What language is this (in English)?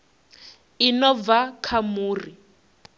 Venda